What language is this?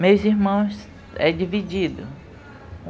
Portuguese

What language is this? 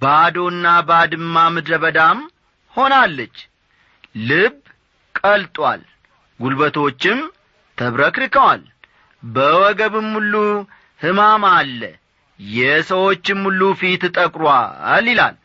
Amharic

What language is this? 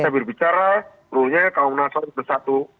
Indonesian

